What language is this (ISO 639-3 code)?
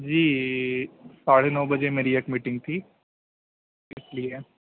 urd